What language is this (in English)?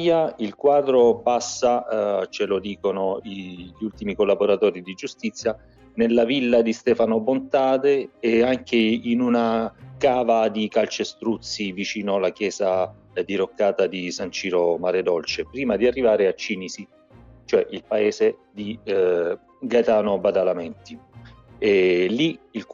Italian